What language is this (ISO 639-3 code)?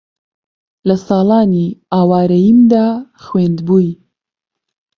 ckb